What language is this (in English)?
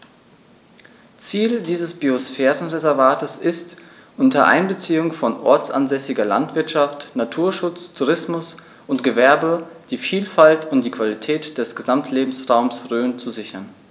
German